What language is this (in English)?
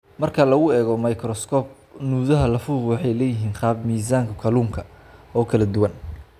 Somali